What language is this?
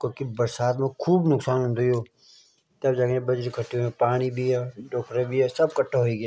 Garhwali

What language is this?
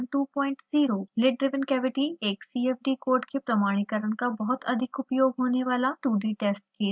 Hindi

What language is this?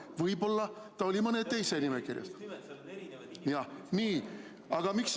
Estonian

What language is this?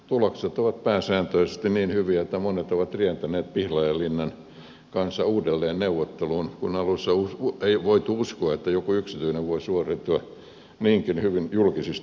Finnish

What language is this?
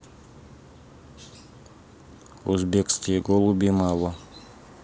Russian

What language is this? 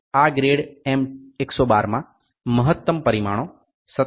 Gujarati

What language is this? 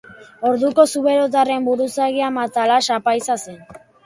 Basque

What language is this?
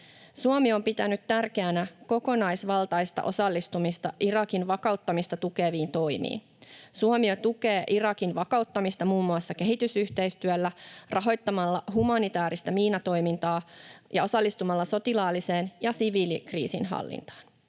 Finnish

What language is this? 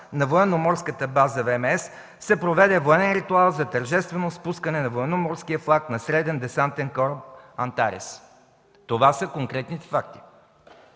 Bulgarian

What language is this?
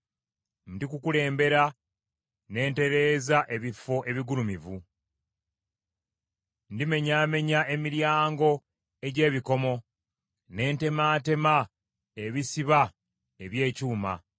Ganda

